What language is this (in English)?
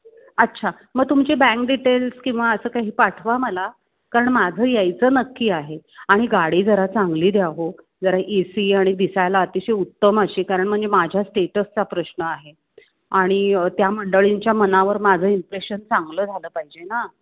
Marathi